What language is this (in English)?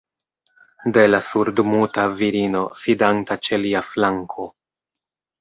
Esperanto